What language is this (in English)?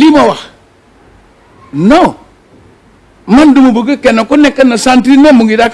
French